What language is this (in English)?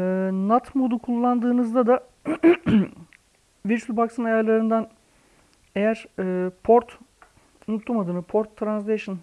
Turkish